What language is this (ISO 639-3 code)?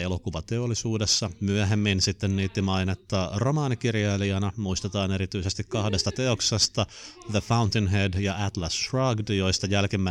fin